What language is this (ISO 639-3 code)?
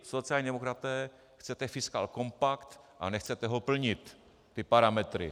ces